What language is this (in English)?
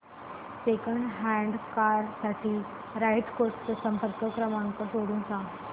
Marathi